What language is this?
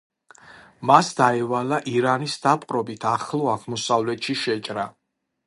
Georgian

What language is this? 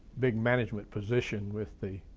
English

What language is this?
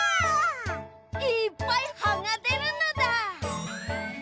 Japanese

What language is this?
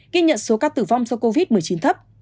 Vietnamese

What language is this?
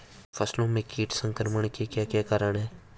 Hindi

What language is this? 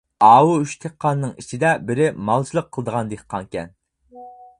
Uyghur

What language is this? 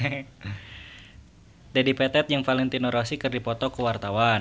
Sundanese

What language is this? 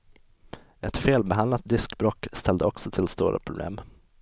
Swedish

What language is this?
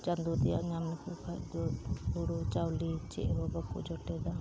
Santali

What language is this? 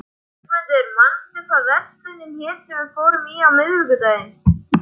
Icelandic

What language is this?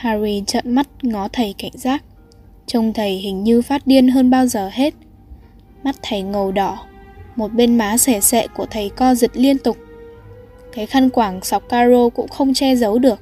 Vietnamese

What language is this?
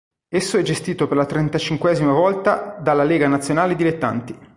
Italian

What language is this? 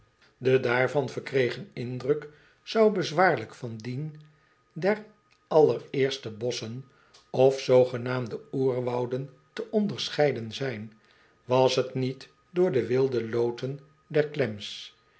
Dutch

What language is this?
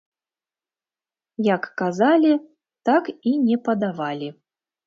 Belarusian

